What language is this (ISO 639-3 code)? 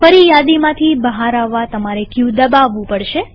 guj